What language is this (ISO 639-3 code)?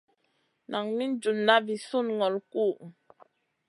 mcn